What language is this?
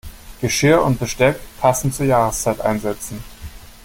German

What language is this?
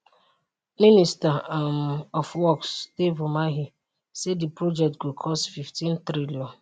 Nigerian Pidgin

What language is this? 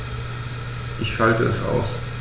German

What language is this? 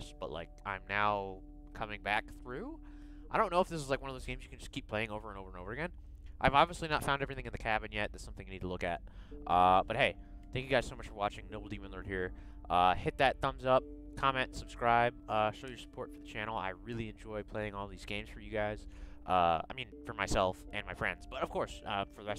English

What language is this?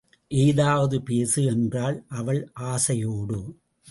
Tamil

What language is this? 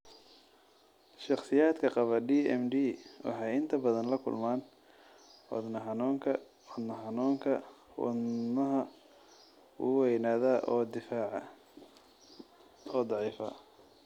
Somali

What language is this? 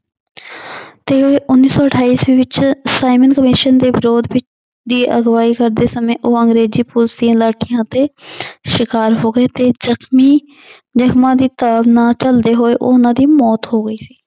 Punjabi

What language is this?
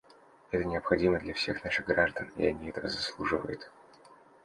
Russian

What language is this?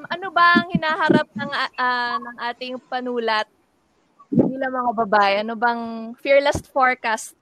Filipino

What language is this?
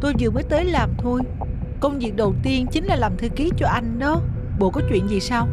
Vietnamese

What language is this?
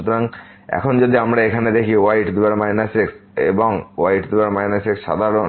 Bangla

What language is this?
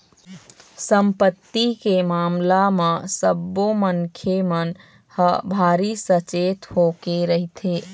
Chhattisgarhi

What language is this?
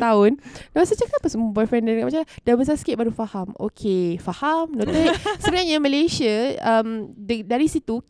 Malay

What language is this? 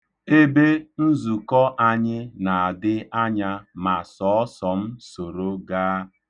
Igbo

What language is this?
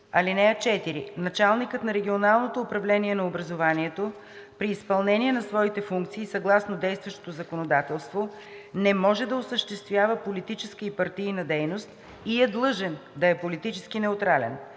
Bulgarian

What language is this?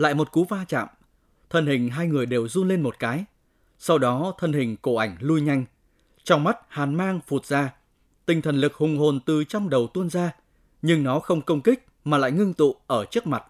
Vietnamese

